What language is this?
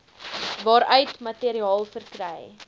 Afrikaans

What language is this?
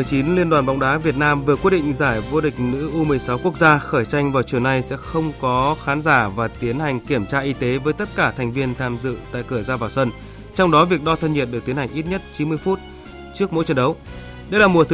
Vietnamese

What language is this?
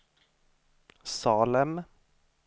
Swedish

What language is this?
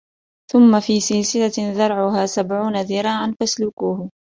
Arabic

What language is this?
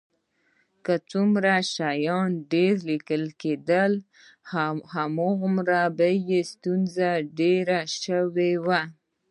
Pashto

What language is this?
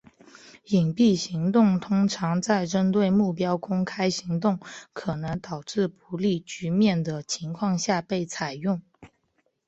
Chinese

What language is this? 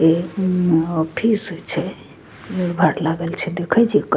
Maithili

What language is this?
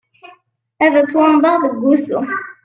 Kabyle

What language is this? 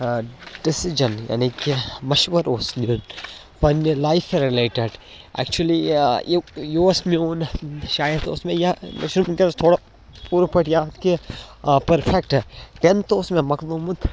Kashmiri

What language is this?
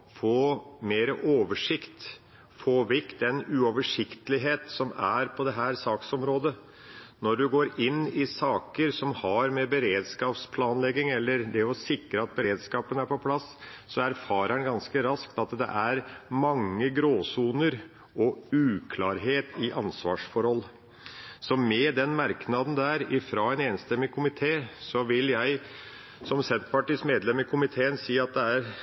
Norwegian Bokmål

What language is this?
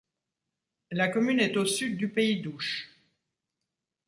French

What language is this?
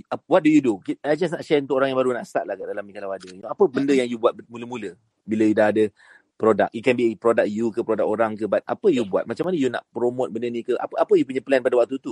Malay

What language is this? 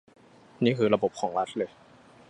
Thai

